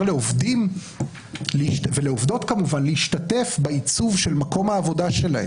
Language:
Hebrew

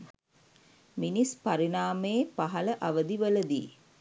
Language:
Sinhala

